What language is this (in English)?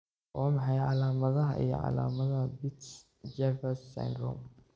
Somali